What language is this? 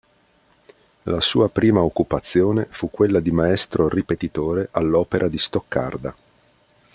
Italian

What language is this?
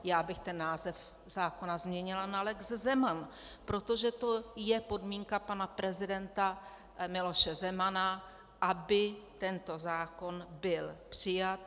Czech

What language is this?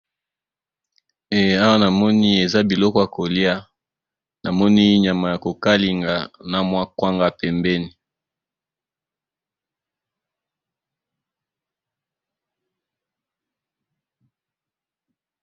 Lingala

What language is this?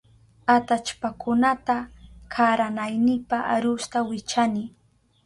Southern Pastaza Quechua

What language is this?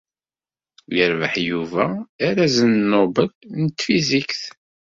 Kabyle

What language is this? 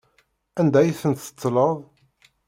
Kabyle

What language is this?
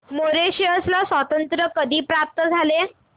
Marathi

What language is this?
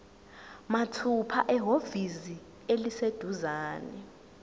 Zulu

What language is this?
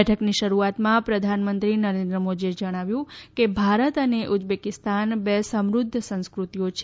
Gujarati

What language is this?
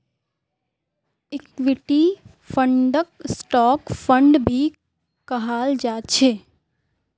Magahi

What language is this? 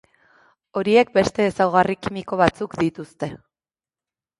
Basque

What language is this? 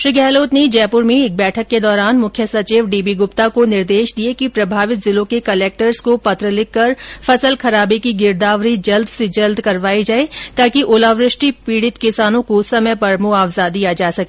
Hindi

